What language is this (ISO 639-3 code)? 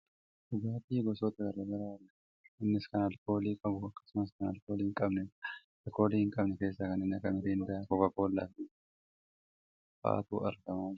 orm